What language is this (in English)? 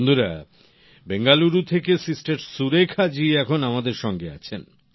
Bangla